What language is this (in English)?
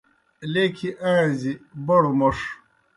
Kohistani Shina